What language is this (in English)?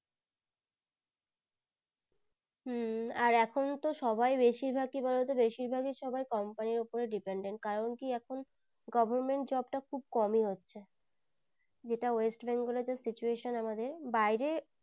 Bangla